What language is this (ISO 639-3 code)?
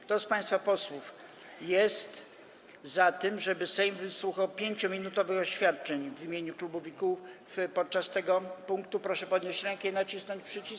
pol